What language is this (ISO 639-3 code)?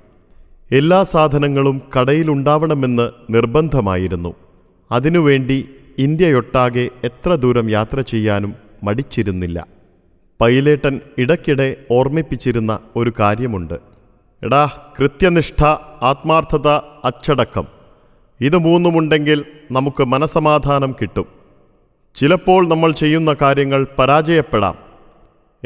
mal